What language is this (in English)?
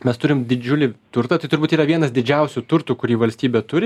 Lithuanian